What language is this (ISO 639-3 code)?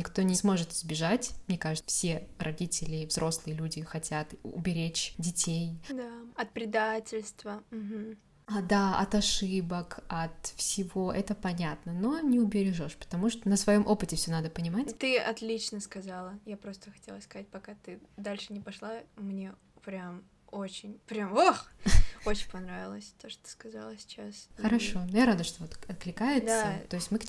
rus